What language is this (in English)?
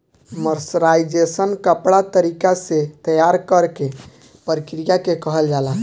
Bhojpuri